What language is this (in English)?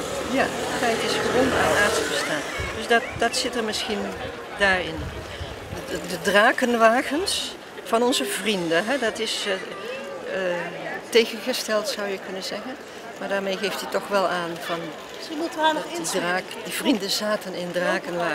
Dutch